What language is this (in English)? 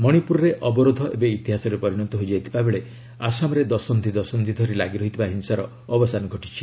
Odia